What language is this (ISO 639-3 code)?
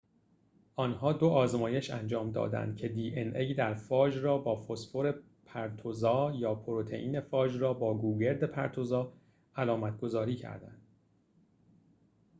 fas